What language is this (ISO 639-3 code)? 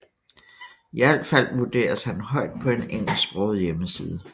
dan